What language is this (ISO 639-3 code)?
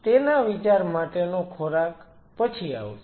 guj